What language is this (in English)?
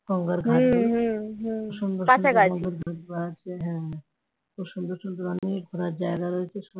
Bangla